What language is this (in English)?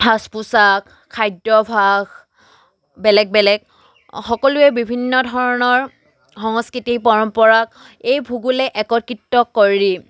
Assamese